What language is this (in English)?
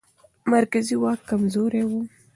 Pashto